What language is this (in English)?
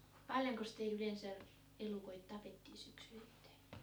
Finnish